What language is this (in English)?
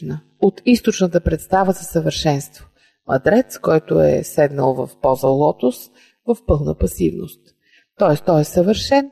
Bulgarian